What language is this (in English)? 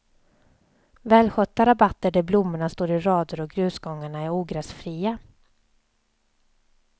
Swedish